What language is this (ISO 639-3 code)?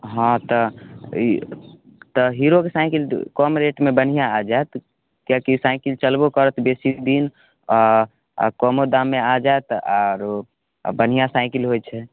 mai